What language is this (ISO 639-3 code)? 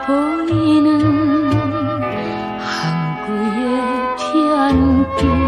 kor